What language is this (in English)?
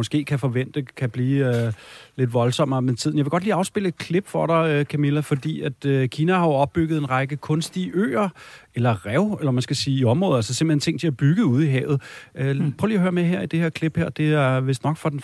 Danish